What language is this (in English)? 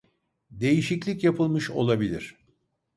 Turkish